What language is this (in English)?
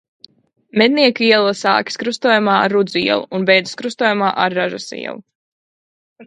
Latvian